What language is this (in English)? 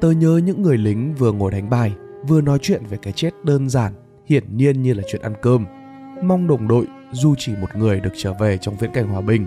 Vietnamese